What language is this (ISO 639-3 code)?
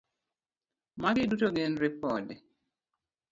luo